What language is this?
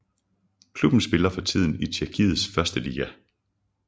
Danish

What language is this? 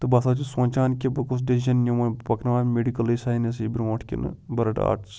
Kashmiri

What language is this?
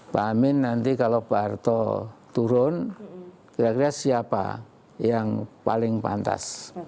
Indonesian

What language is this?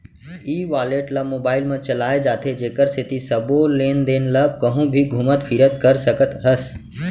Chhattisgarhi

